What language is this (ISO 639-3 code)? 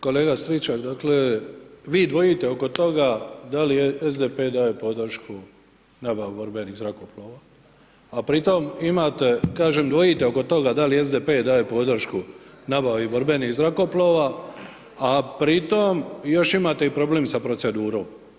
hrv